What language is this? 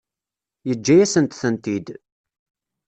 Kabyle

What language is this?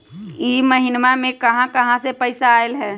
Magahi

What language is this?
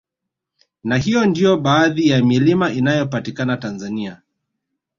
Swahili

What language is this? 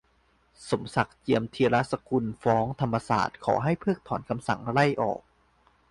Thai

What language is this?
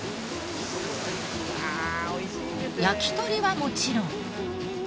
Japanese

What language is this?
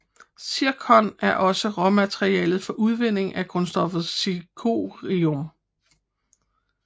Danish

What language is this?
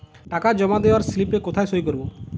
Bangla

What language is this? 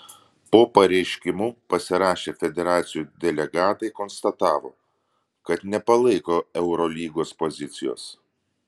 Lithuanian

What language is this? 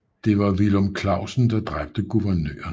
Danish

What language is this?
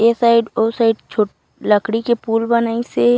Chhattisgarhi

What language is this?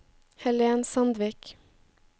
Norwegian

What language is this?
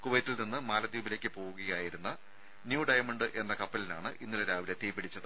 Malayalam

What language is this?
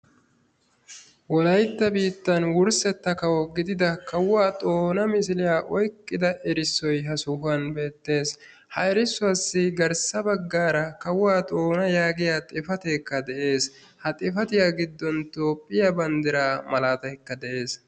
Wolaytta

